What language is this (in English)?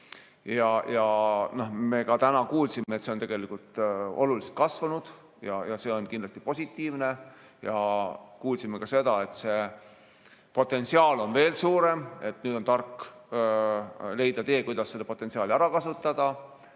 Estonian